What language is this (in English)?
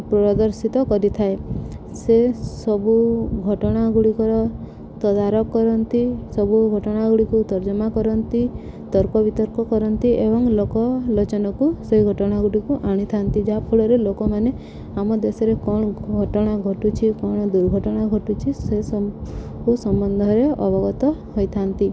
Odia